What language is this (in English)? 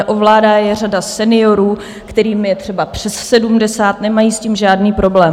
Czech